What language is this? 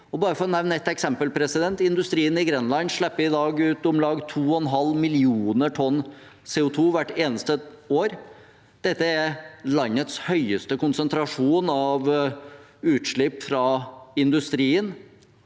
Norwegian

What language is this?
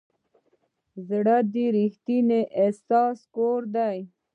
Pashto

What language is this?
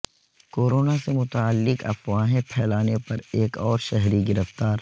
Urdu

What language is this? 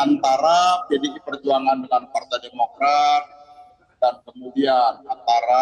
Indonesian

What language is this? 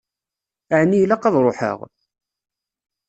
Kabyle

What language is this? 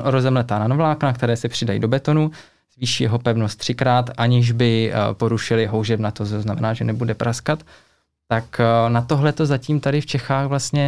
Czech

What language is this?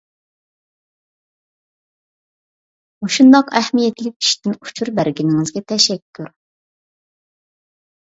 Uyghur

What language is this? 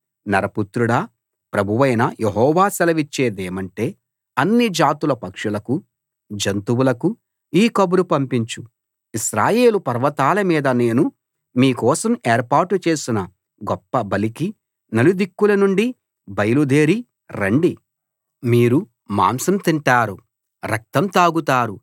Telugu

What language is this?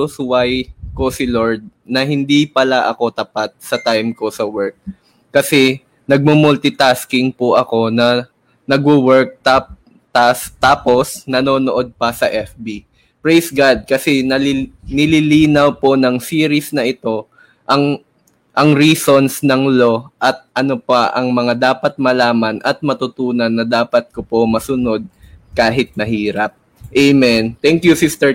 Filipino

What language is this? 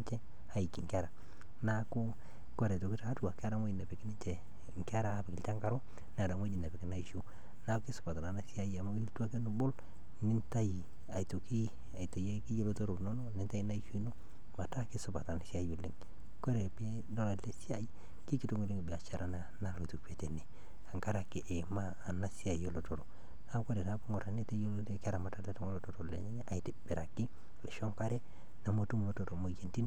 Masai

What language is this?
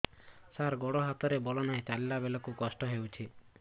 Odia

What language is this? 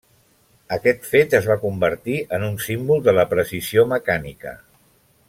Catalan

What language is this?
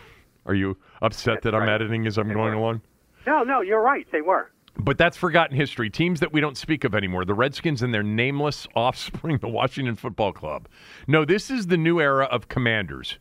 English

